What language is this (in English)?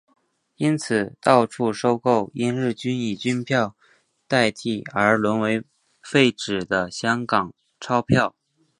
Chinese